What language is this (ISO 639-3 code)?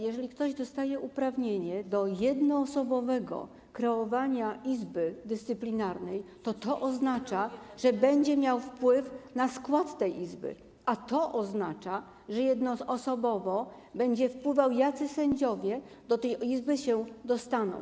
pol